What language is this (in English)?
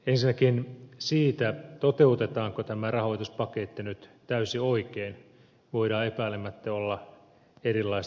Finnish